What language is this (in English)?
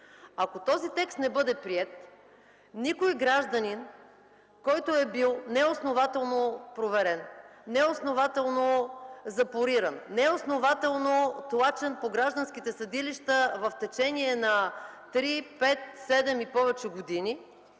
Bulgarian